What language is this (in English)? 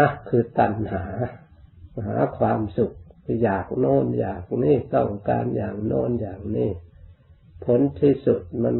Thai